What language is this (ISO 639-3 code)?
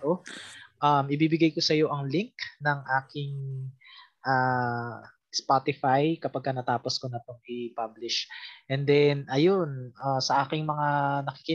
fil